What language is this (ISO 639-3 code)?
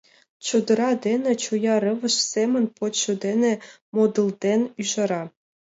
chm